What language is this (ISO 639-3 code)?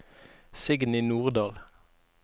nor